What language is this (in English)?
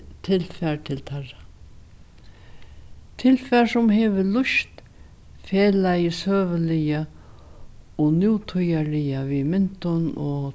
Faroese